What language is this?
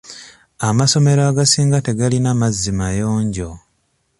Ganda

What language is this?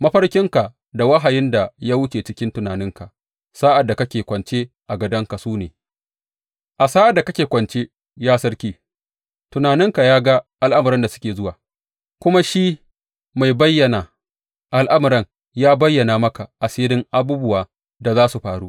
Hausa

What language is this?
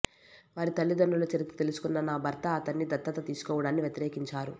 Telugu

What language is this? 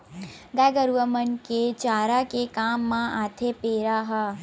Chhattisgarhi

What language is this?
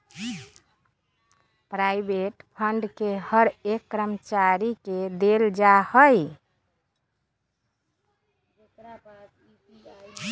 Magahi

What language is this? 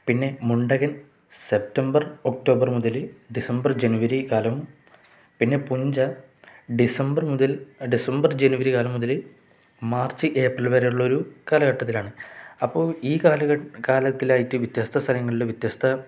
Malayalam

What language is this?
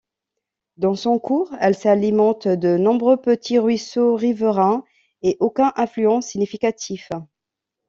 French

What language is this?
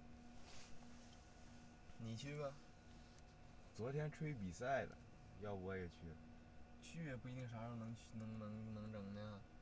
Chinese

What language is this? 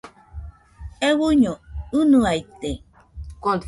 Nüpode Huitoto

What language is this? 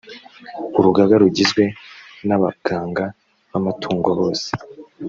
Kinyarwanda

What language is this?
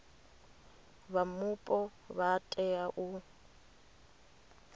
Venda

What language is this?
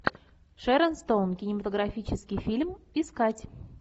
Russian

